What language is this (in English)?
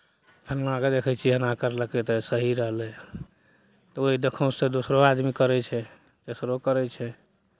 Maithili